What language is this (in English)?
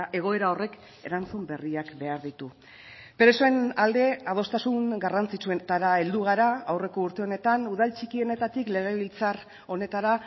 Basque